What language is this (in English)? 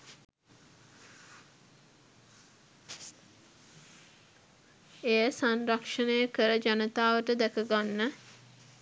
Sinhala